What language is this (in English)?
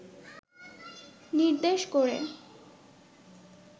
Bangla